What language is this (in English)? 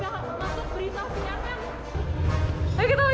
Indonesian